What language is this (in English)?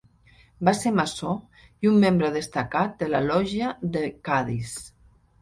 Catalan